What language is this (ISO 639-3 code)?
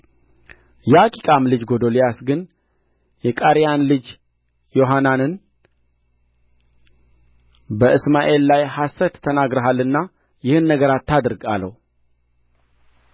amh